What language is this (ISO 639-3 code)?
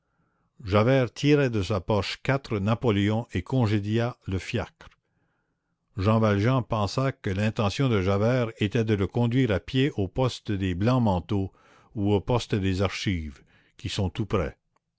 fra